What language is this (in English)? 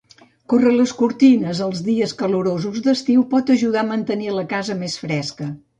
Catalan